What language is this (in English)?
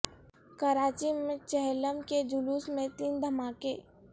Urdu